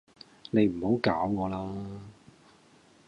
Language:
Cantonese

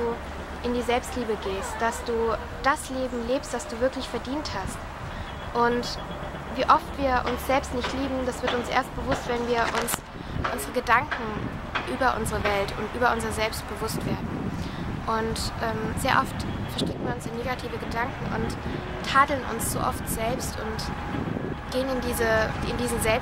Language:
German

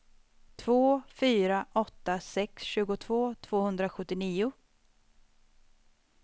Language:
Swedish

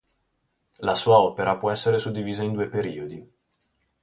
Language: Italian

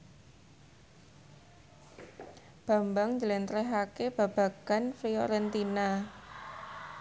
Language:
Javanese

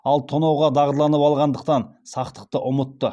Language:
Kazakh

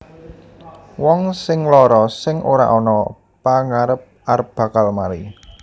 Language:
Javanese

